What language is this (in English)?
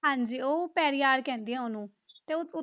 Punjabi